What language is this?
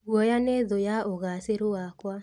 Kikuyu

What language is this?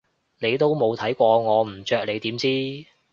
Cantonese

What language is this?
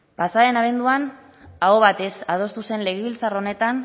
Basque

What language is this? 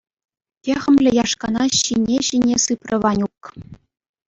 Chuvash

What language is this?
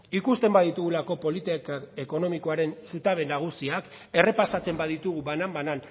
Basque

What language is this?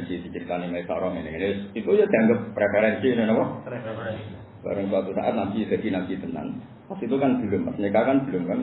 Indonesian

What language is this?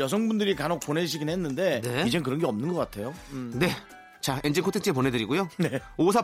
Korean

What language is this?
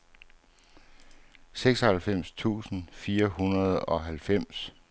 Danish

